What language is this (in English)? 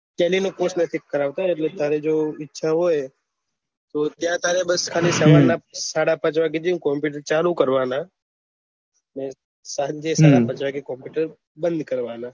Gujarati